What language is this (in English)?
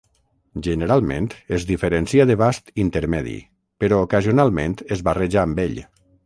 Catalan